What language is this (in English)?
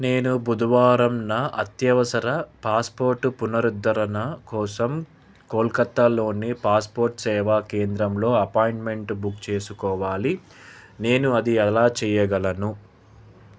Telugu